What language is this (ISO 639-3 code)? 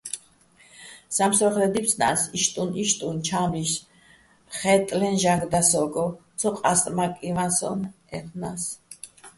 bbl